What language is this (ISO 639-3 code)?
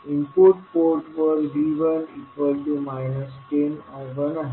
mar